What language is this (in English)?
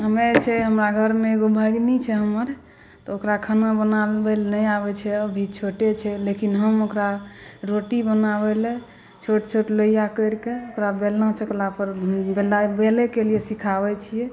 Maithili